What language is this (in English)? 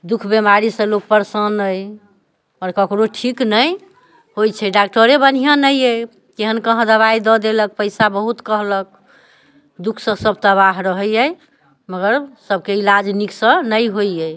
Maithili